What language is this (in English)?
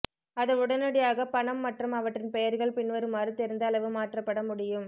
Tamil